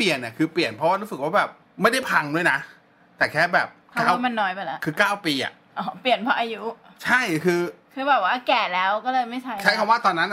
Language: Thai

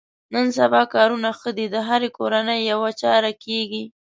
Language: Pashto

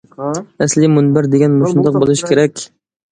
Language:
Uyghur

